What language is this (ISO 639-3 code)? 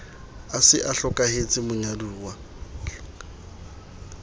sot